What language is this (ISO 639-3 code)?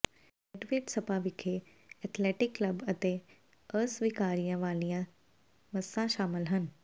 pan